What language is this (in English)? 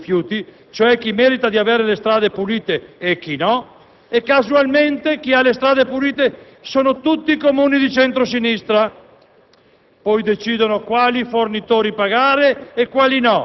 Italian